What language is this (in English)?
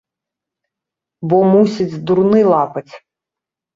Belarusian